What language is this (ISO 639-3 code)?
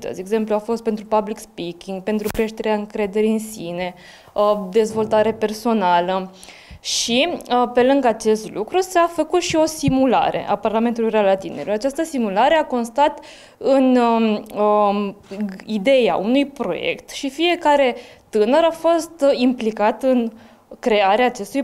ron